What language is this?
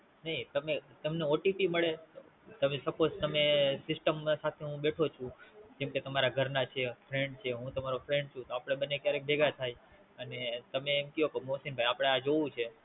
Gujarati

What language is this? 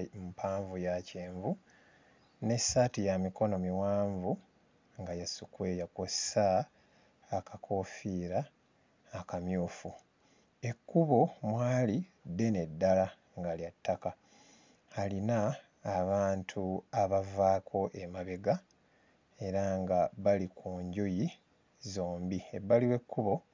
Ganda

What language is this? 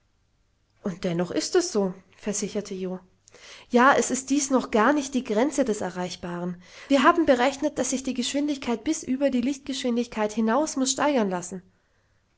German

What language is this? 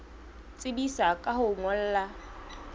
Southern Sotho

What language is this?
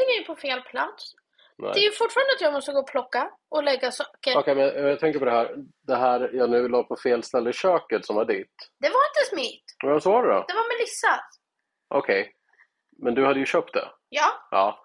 Swedish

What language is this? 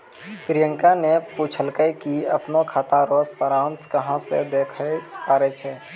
Maithili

